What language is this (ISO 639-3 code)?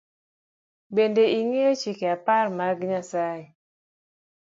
luo